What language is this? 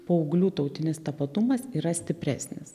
Lithuanian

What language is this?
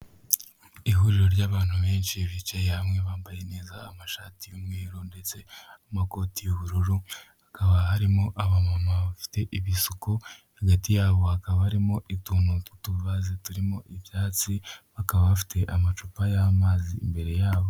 Kinyarwanda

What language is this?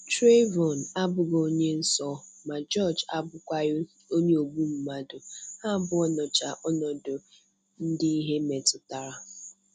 Igbo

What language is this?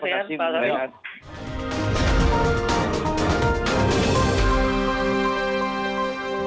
Indonesian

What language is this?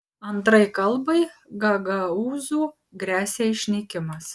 Lithuanian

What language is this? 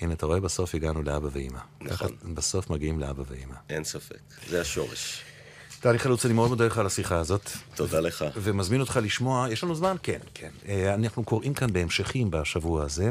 Hebrew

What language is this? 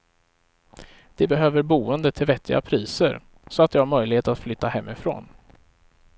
Swedish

